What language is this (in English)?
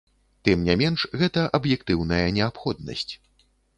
Belarusian